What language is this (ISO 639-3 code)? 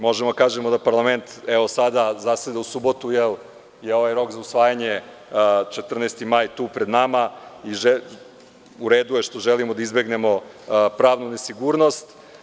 srp